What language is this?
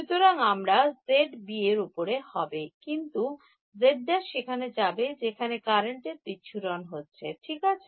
Bangla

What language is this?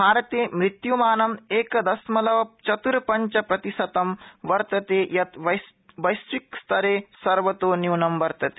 Sanskrit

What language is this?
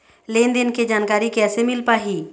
Chhattisgarhi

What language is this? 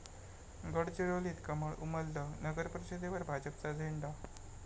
Marathi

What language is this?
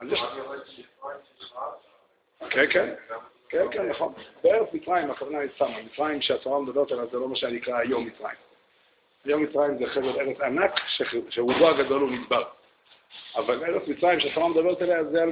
Hebrew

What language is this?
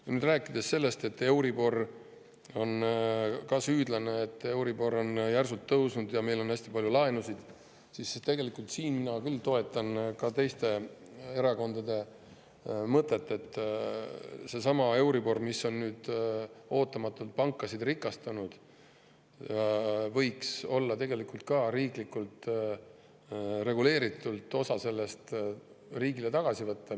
Estonian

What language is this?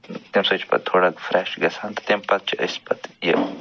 Kashmiri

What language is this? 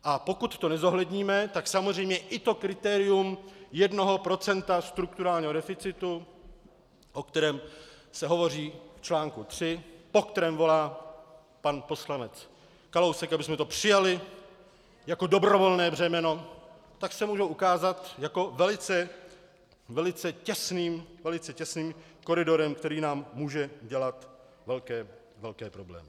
Czech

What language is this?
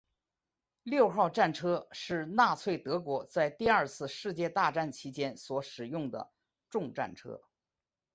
Chinese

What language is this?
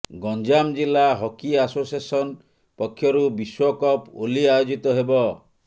Odia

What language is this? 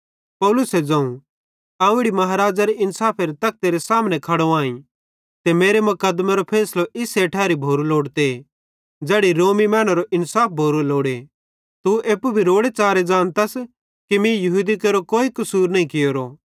Bhadrawahi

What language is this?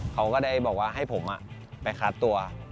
Thai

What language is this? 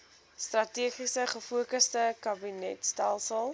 Afrikaans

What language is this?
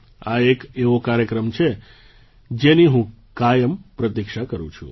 Gujarati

